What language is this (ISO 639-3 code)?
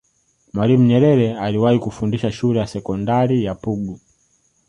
swa